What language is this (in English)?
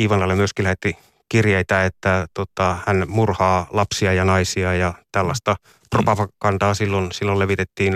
Finnish